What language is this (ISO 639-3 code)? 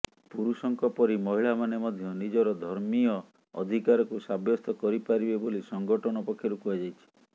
ori